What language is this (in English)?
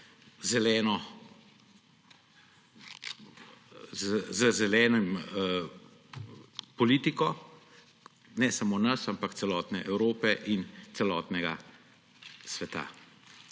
Slovenian